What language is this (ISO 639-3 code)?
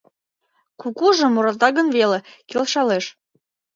chm